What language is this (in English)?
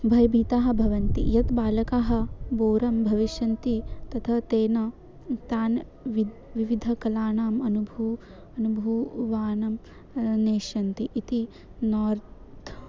Sanskrit